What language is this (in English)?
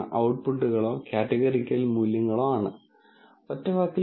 Malayalam